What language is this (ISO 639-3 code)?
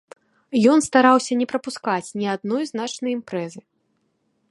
bel